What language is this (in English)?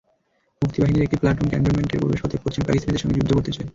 Bangla